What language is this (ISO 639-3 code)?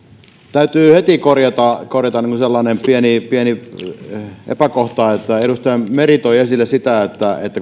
fin